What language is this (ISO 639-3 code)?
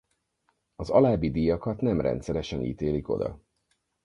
hun